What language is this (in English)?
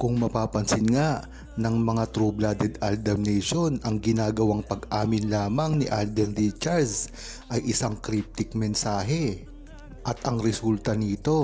Filipino